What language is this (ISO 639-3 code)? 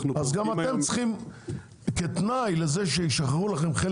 heb